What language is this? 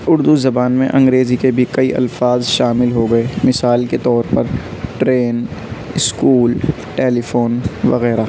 Urdu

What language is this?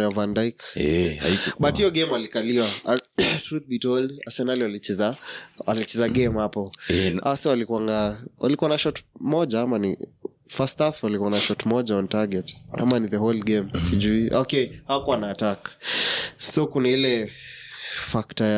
Swahili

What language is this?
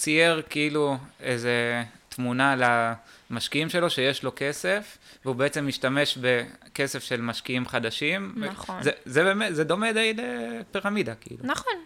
Hebrew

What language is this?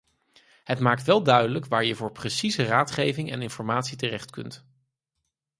Dutch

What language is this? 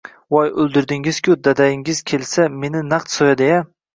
Uzbek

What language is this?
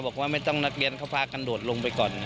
Thai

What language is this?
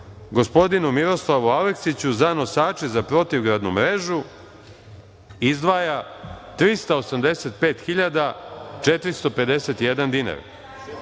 Serbian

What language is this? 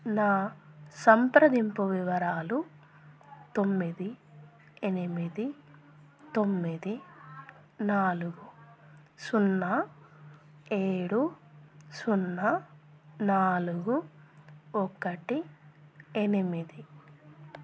Telugu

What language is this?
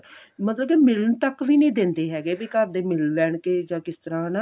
Punjabi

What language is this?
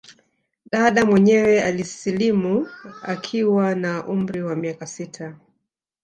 Swahili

